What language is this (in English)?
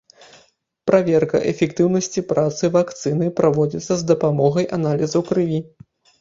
Belarusian